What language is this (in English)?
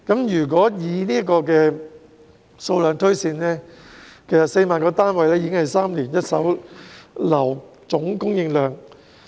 Cantonese